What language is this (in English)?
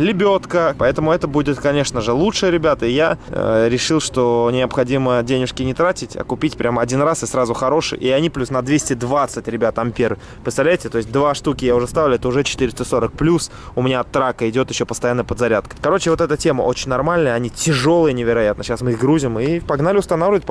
Russian